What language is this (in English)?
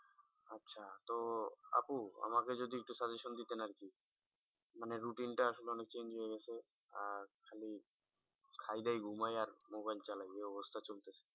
Bangla